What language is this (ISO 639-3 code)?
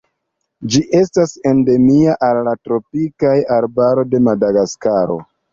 epo